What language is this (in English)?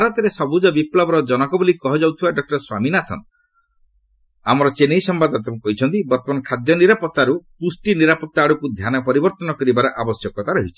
Odia